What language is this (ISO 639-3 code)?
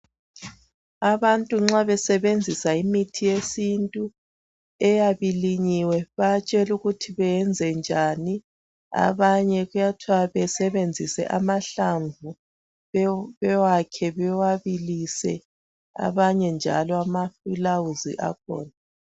nde